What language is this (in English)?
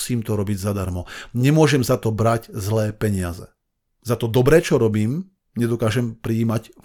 Slovak